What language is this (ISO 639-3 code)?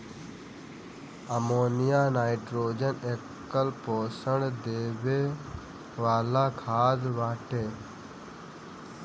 bho